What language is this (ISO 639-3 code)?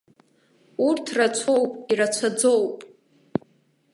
abk